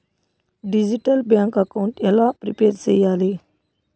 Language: Telugu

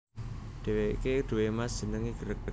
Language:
Javanese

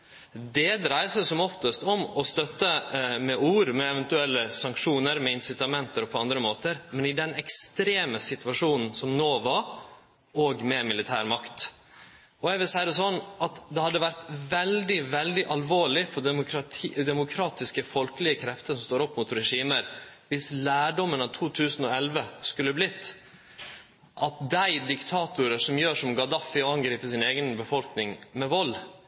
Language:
Norwegian Nynorsk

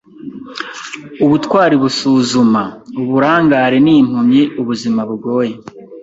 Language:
Kinyarwanda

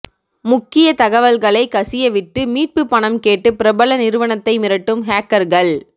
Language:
Tamil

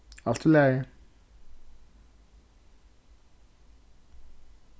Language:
Faroese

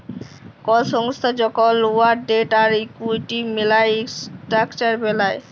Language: Bangla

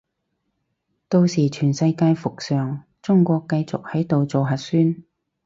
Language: Cantonese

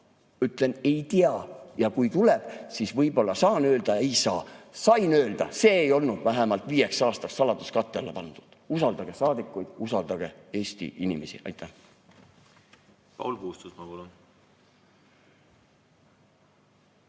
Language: Estonian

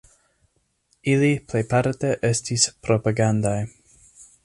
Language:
Esperanto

